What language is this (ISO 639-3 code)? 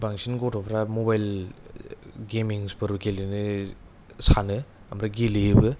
brx